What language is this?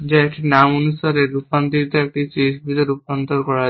Bangla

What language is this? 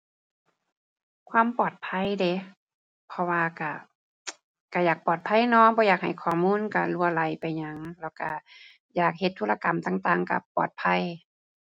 Thai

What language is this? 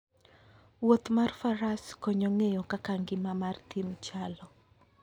Luo (Kenya and Tanzania)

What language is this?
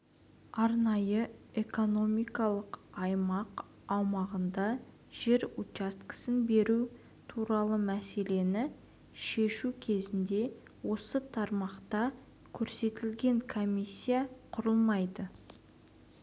Kazakh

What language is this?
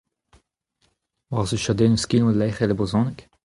Breton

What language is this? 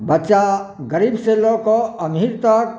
Maithili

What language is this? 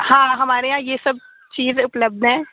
Urdu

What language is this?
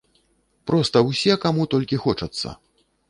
Belarusian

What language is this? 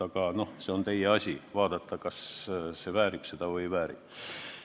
Estonian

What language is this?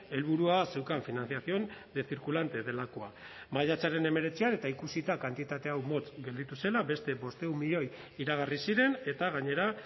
Basque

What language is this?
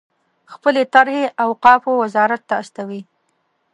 Pashto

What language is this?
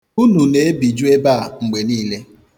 Igbo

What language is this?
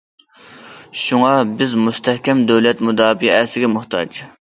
Uyghur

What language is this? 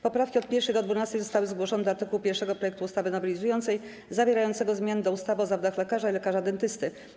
Polish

